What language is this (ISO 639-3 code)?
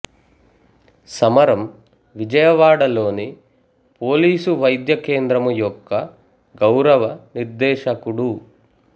tel